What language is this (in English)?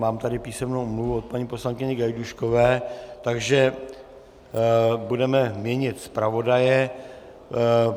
Czech